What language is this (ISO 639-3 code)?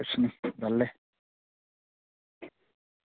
doi